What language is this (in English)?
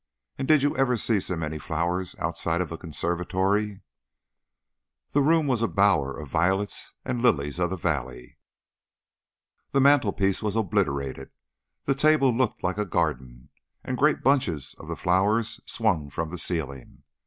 English